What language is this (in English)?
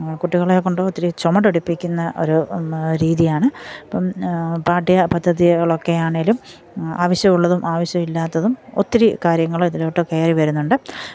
Malayalam